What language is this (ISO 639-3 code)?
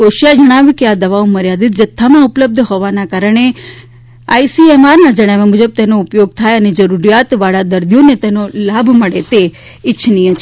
guj